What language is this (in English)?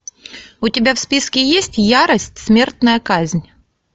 Russian